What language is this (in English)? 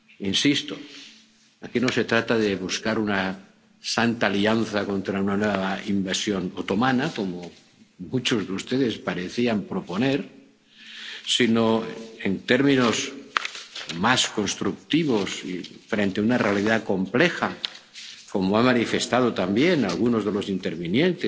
Spanish